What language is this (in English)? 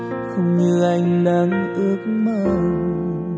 Vietnamese